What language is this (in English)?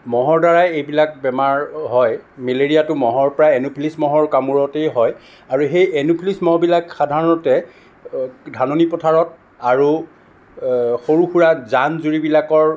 Assamese